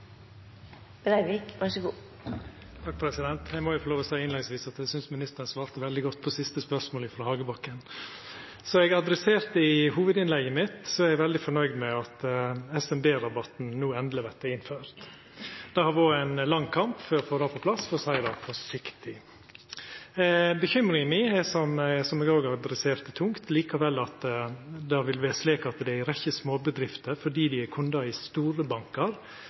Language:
Norwegian Nynorsk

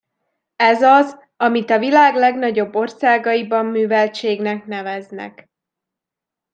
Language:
Hungarian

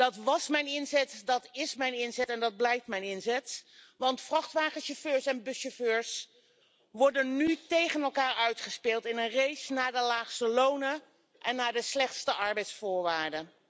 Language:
Dutch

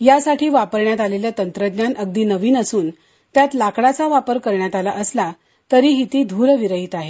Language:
Marathi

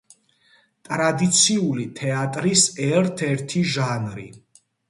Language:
Georgian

